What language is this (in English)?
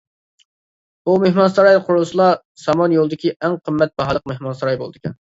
Uyghur